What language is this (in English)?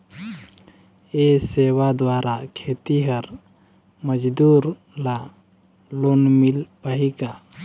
Chhattisgarhi